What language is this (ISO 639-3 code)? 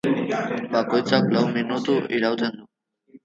eus